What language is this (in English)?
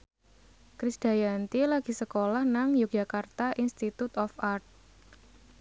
Javanese